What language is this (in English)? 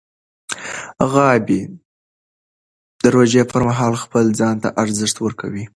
Pashto